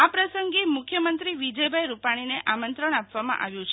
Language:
Gujarati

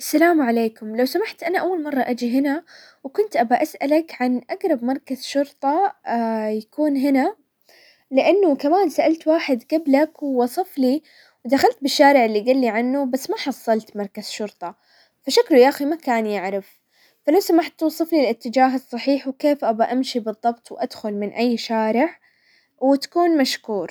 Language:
Hijazi Arabic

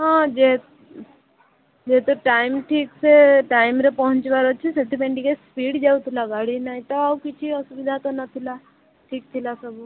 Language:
Odia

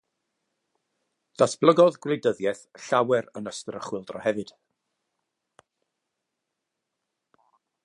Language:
Welsh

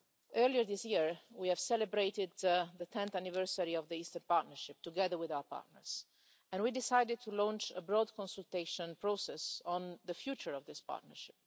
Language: English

